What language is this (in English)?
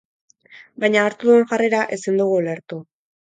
Basque